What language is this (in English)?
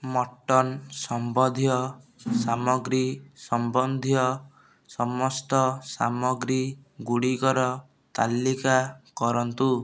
Odia